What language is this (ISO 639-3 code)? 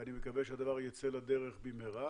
heb